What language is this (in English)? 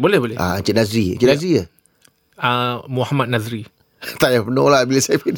Malay